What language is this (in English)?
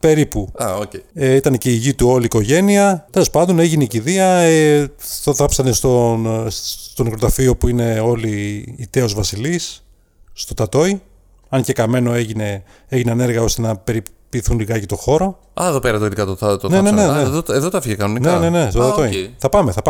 Greek